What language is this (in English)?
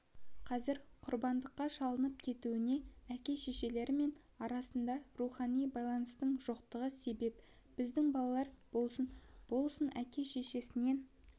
Kazakh